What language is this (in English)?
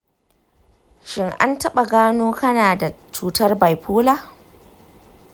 Hausa